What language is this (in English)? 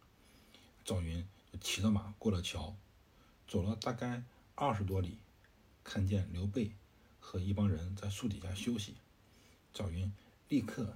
Chinese